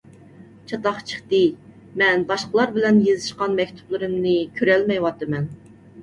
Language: Uyghur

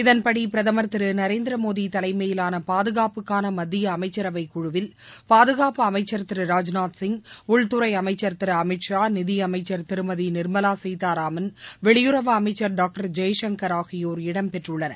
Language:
Tamil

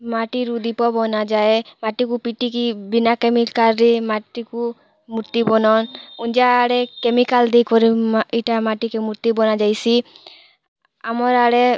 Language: Odia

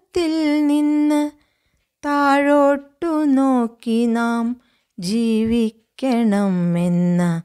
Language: Romanian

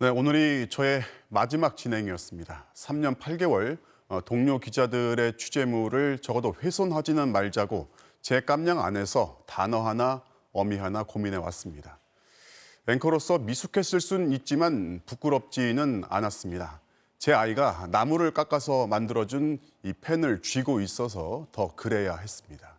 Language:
Korean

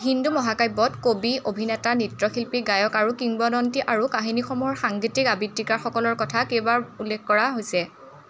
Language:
Assamese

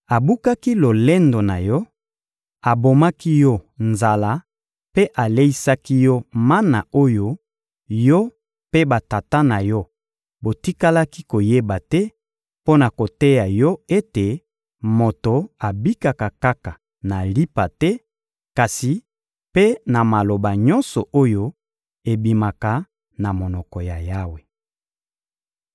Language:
Lingala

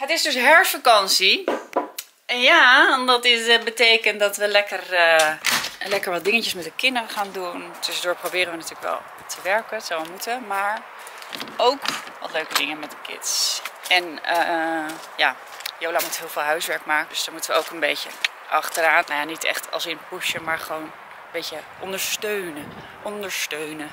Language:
Dutch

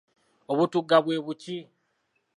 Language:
Ganda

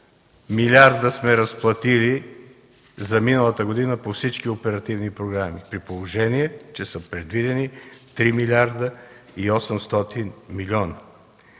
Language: Bulgarian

